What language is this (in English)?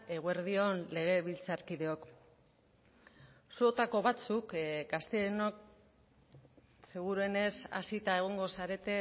Basque